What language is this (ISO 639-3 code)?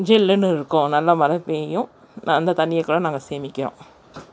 tam